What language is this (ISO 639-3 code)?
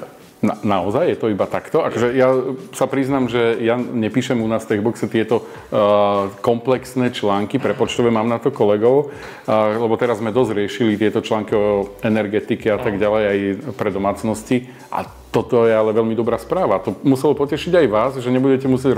slk